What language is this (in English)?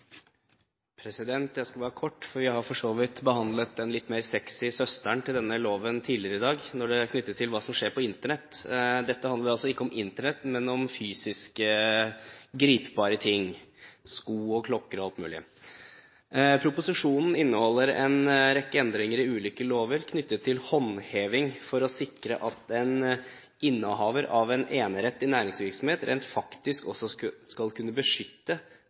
Norwegian